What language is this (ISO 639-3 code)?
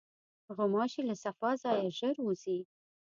pus